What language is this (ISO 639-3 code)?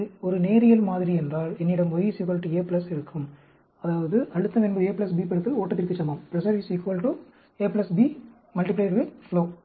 tam